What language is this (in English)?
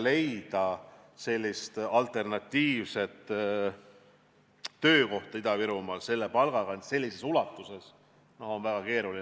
Estonian